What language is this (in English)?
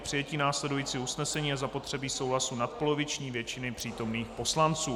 Czech